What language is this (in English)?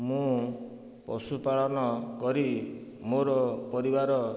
Odia